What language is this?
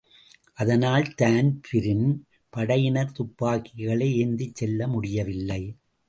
Tamil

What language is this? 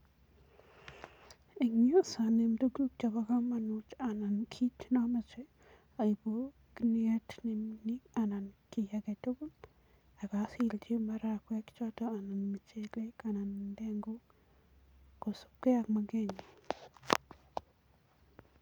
Kalenjin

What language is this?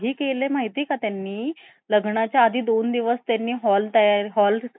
Marathi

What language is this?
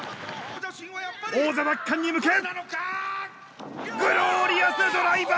Japanese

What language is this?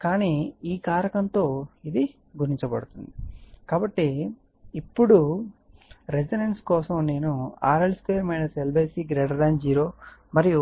Telugu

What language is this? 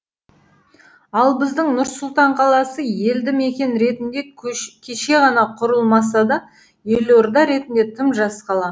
Kazakh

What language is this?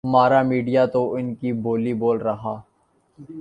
Urdu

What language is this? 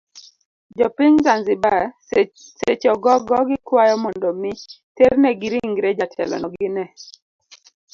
Luo (Kenya and Tanzania)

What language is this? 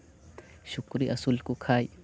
Santali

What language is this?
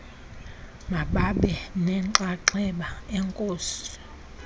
Xhosa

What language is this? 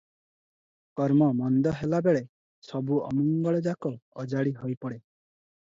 Odia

